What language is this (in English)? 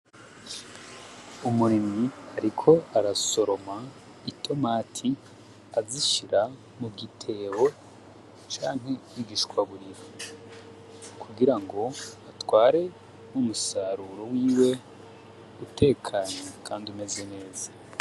Rundi